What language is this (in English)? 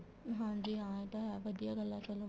Punjabi